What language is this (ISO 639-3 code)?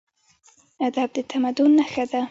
pus